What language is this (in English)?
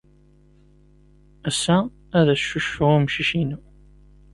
Kabyle